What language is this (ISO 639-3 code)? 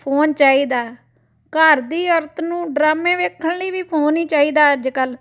pan